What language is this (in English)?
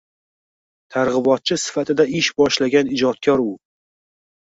Uzbek